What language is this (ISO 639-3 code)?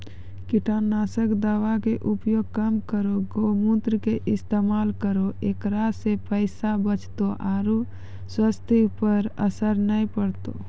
mai